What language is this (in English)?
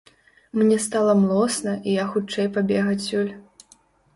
Belarusian